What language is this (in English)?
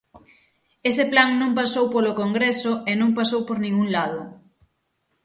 Galician